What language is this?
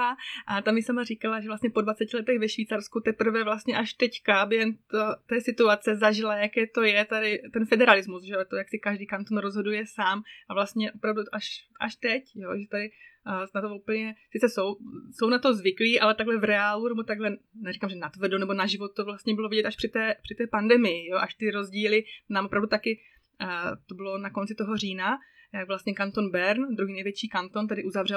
Czech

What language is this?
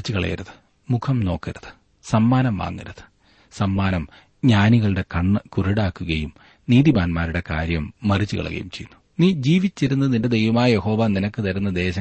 Malayalam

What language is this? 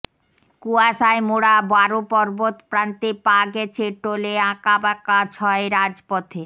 Bangla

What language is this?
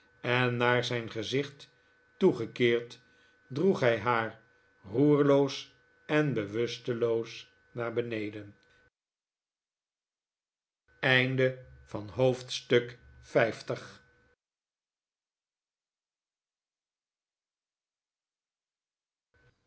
Dutch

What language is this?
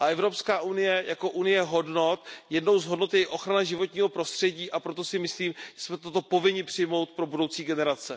Czech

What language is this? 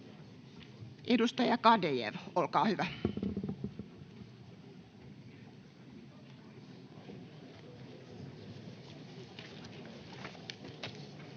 Finnish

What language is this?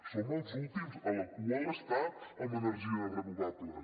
Catalan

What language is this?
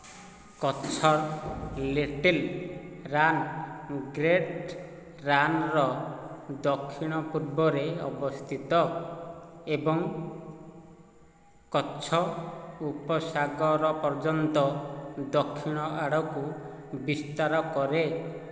Odia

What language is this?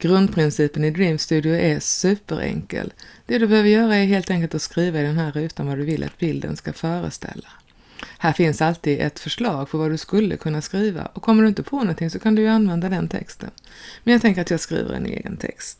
Swedish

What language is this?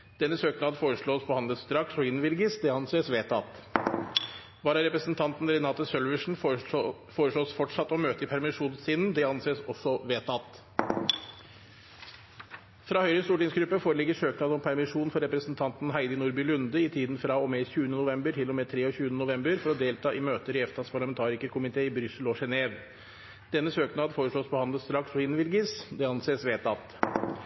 Norwegian Bokmål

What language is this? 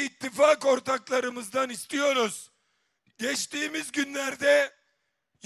Turkish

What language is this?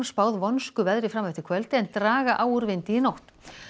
Icelandic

